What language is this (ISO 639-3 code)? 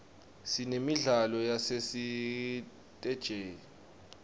ssw